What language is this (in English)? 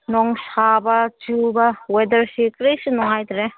Manipuri